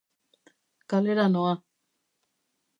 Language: Basque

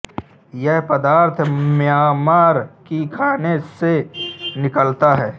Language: Hindi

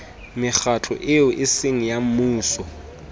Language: Southern Sotho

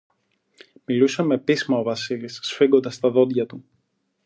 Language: Greek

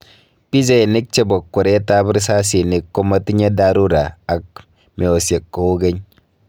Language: Kalenjin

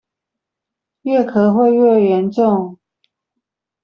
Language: Chinese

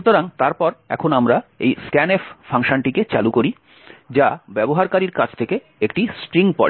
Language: Bangla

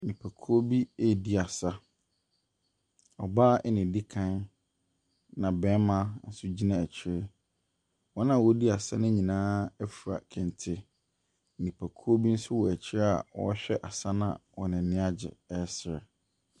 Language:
Akan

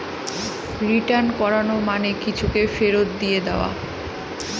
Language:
Bangla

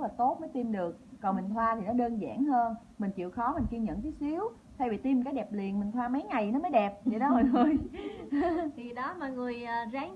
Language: Vietnamese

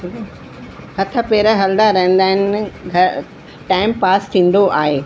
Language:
Sindhi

